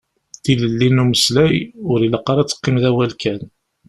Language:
Kabyle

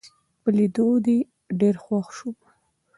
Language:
Pashto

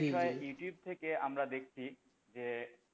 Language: Bangla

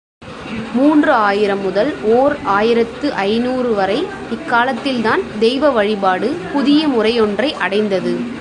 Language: Tamil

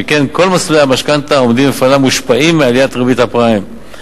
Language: Hebrew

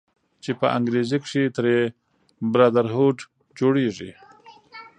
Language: Pashto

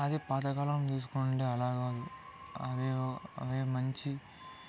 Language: Telugu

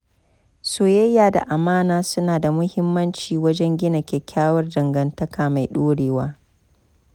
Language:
Hausa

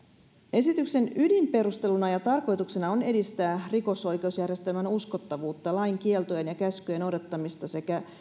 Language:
Finnish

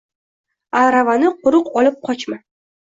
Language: Uzbek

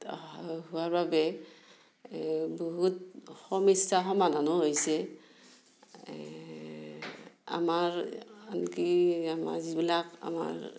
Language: Assamese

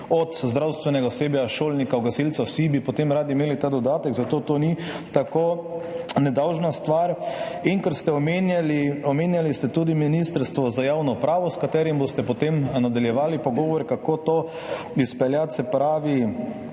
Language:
Slovenian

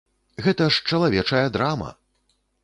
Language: Belarusian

